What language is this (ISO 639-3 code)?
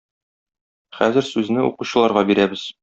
tat